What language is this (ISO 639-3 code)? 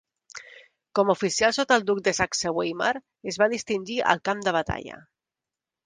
cat